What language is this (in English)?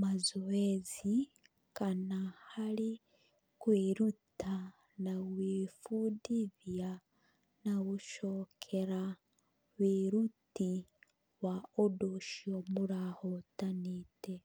Kikuyu